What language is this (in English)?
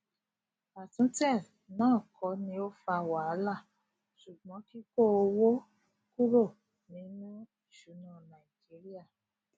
Yoruba